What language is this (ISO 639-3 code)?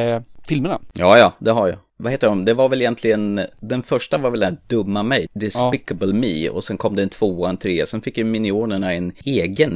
swe